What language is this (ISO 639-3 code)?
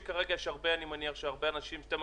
heb